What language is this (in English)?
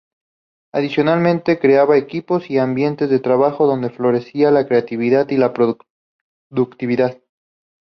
Spanish